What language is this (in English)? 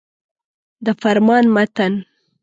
Pashto